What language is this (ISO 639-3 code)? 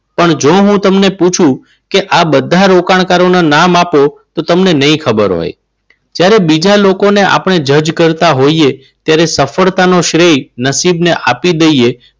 guj